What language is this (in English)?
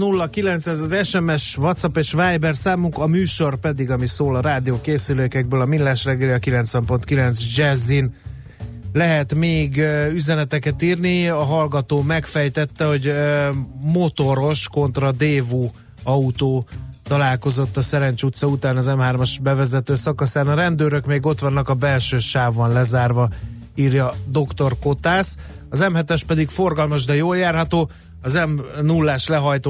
Hungarian